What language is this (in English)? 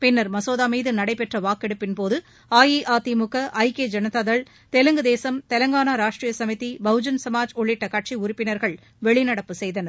Tamil